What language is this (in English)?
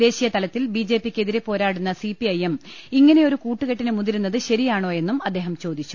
Malayalam